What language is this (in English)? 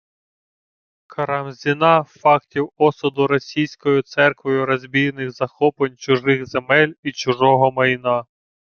Ukrainian